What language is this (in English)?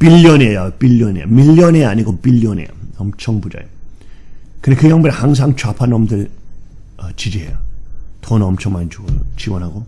Korean